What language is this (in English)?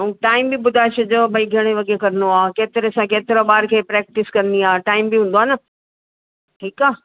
Sindhi